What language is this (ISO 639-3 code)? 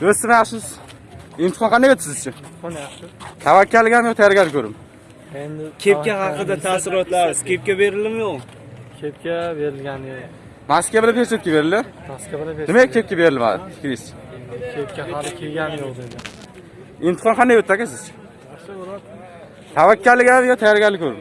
tur